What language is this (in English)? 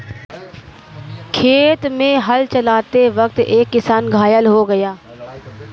Hindi